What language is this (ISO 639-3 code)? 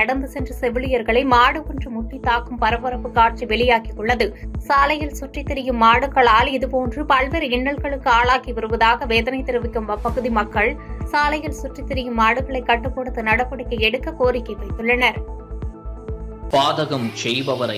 ita